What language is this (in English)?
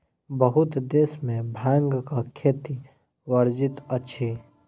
Maithili